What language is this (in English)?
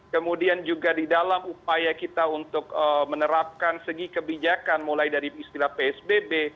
Indonesian